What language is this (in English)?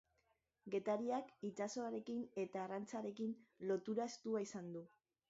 Basque